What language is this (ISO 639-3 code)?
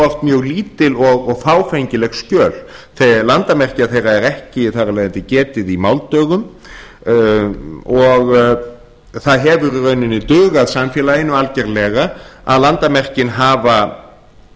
isl